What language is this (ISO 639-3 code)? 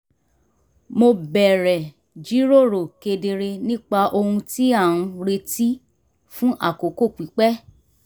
yor